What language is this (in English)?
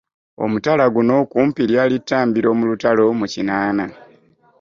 Ganda